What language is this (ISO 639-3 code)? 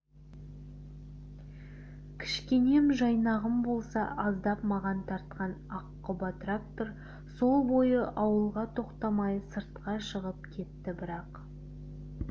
kaz